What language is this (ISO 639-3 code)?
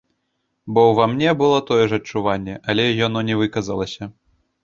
bel